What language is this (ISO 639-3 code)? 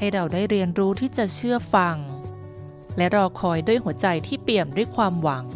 tha